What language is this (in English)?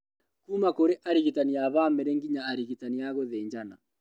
Kikuyu